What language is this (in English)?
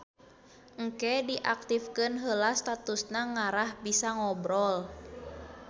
Sundanese